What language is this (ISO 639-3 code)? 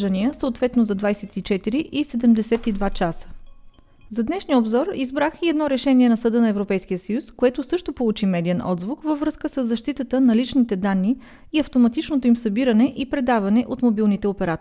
bul